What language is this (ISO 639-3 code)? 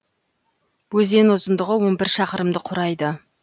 kaz